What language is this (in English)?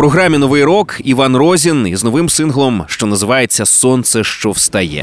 Ukrainian